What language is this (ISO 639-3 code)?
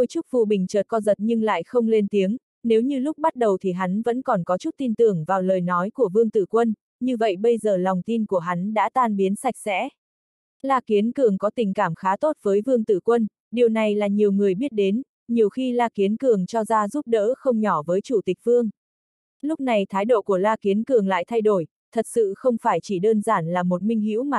vie